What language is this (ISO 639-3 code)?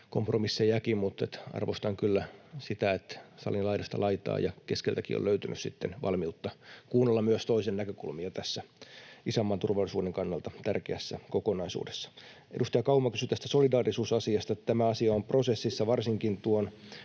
fin